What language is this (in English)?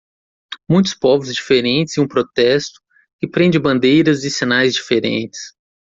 Portuguese